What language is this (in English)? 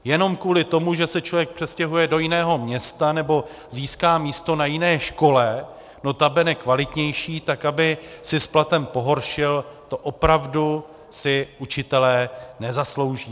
Czech